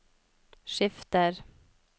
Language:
Norwegian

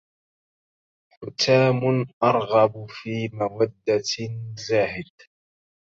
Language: Arabic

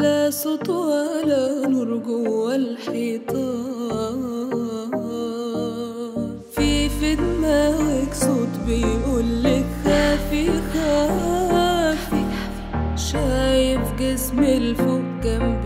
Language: Arabic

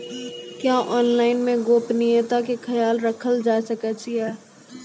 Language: Maithili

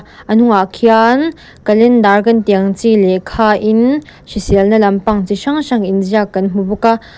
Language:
Mizo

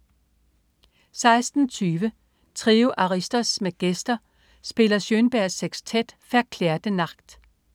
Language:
Danish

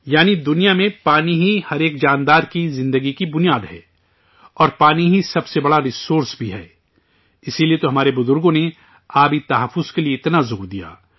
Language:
Urdu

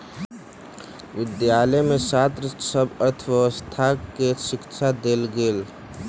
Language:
Maithili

